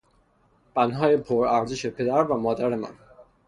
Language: Persian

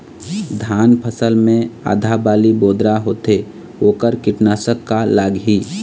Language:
Chhattisgarhi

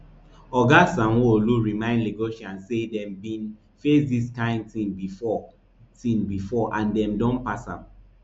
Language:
Nigerian Pidgin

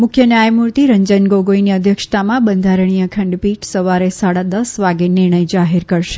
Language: Gujarati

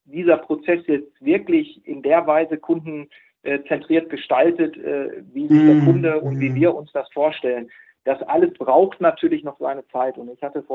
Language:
German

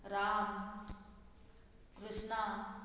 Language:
Konkani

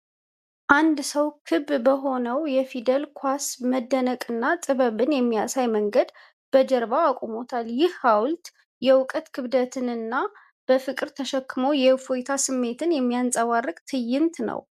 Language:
Amharic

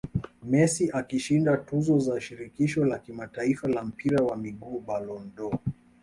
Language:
Swahili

